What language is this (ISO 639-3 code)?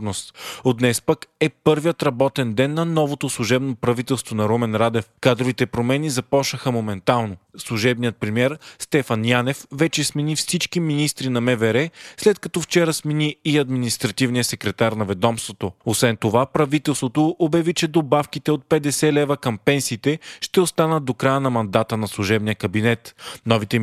bul